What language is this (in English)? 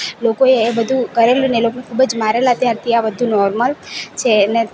Gujarati